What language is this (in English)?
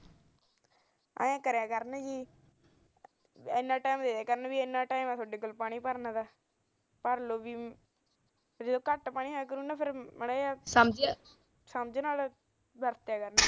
Punjabi